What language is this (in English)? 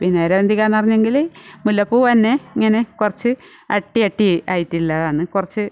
Malayalam